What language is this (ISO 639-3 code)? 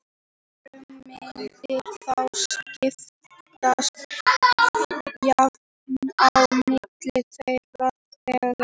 isl